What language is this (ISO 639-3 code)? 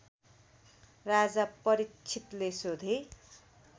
nep